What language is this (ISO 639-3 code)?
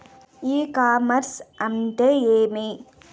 tel